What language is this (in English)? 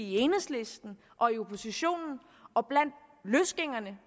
Danish